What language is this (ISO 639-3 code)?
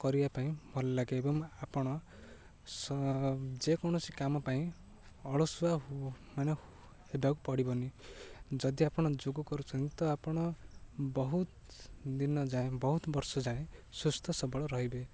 ori